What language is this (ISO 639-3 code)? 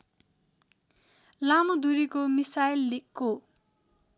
nep